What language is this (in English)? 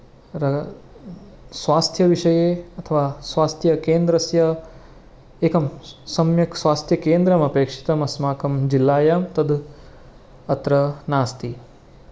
Sanskrit